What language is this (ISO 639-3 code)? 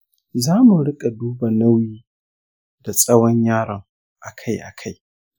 hau